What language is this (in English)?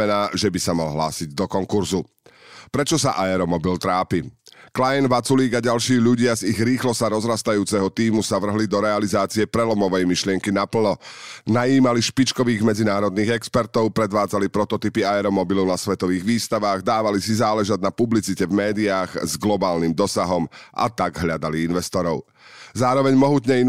Slovak